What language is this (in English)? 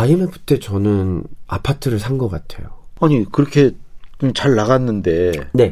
Korean